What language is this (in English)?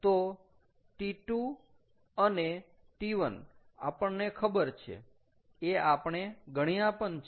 Gujarati